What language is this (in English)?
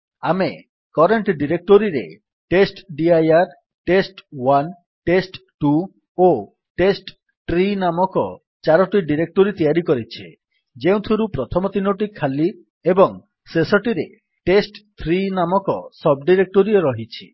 Odia